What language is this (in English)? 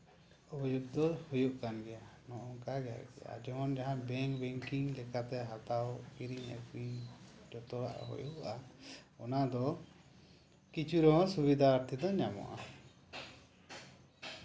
Santali